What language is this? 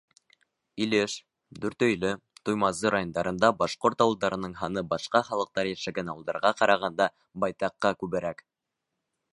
Bashkir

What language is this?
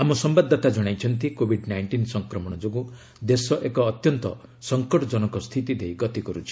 Odia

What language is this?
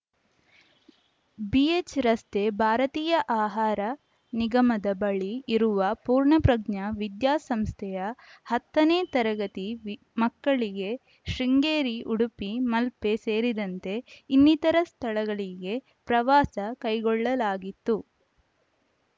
Kannada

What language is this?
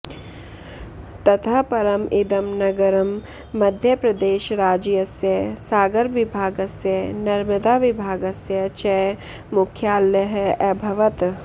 Sanskrit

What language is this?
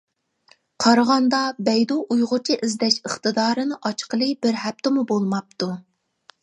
Uyghur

